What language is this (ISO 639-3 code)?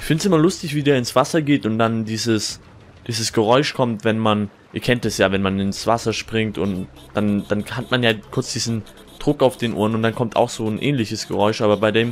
deu